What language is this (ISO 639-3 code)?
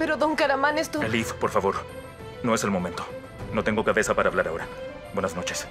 spa